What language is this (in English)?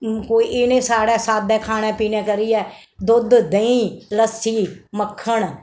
Dogri